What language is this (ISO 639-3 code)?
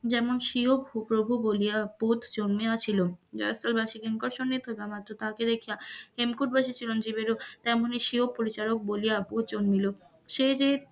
ben